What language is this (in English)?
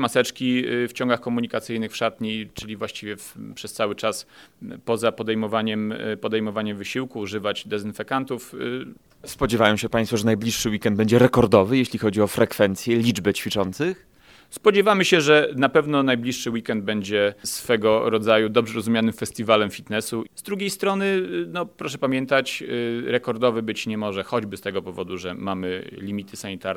Polish